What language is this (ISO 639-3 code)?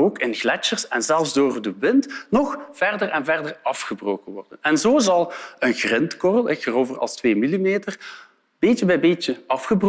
nld